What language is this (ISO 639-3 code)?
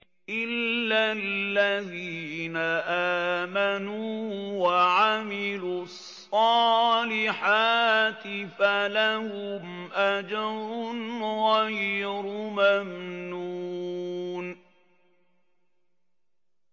ara